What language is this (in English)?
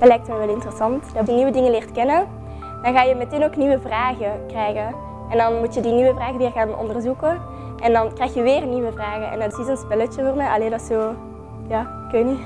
Dutch